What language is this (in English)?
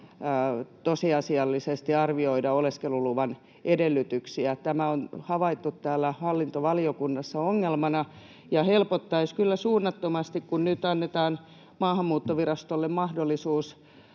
Finnish